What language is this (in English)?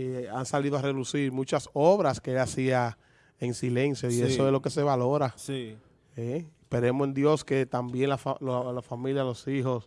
Spanish